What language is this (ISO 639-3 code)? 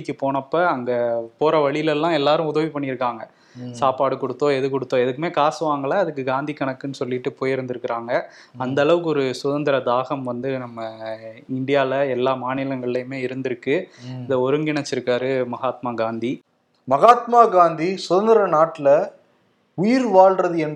tam